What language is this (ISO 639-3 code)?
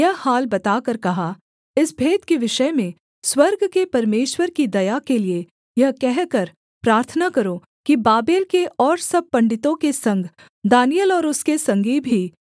hin